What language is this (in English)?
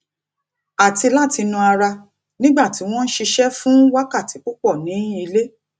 Yoruba